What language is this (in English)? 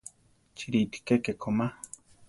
Central Tarahumara